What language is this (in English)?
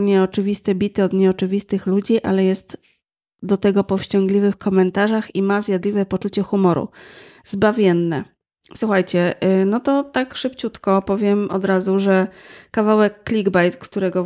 Polish